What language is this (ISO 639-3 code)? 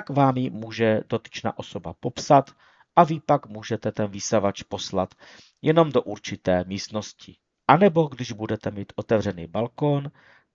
ces